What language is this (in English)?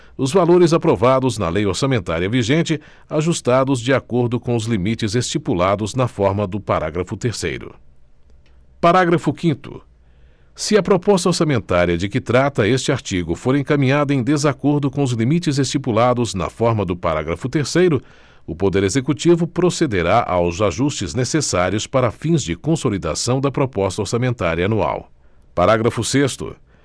Portuguese